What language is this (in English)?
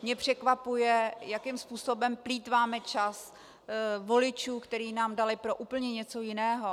Czech